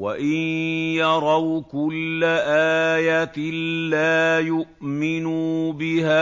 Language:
Arabic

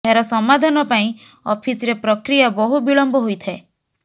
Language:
Odia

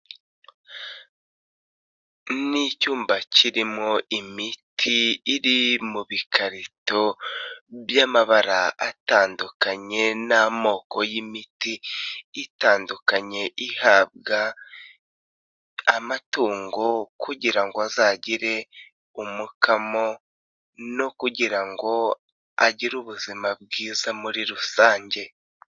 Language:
Kinyarwanda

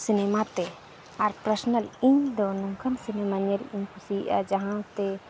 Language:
Santali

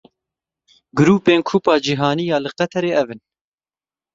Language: Kurdish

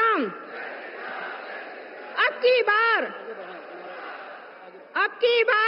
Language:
Hindi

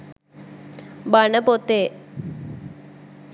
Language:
Sinhala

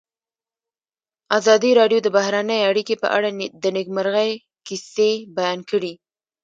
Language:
Pashto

